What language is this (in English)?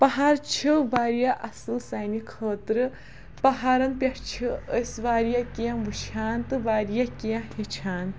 Kashmiri